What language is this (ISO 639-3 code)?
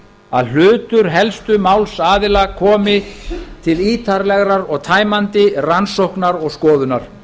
isl